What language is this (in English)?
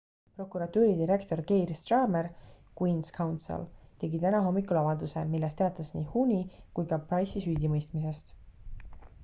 Estonian